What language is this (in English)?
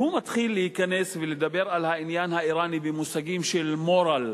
Hebrew